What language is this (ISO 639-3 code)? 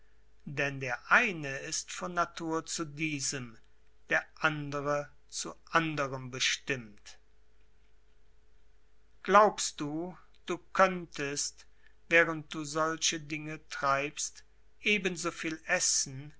deu